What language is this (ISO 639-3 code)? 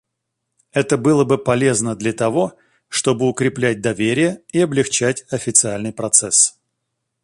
rus